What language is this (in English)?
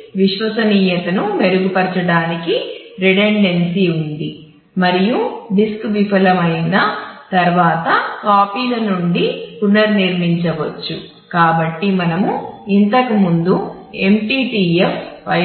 Telugu